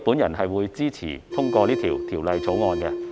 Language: Cantonese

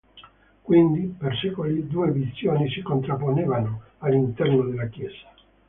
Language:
Italian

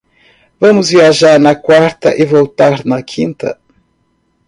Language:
Portuguese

